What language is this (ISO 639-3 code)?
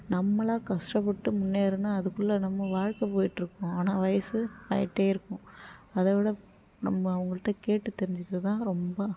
tam